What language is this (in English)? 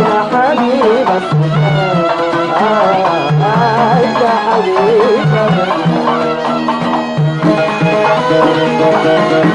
Arabic